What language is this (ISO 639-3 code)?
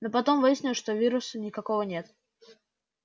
rus